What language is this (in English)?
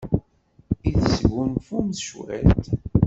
Kabyle